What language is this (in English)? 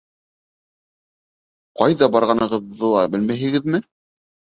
Bashkir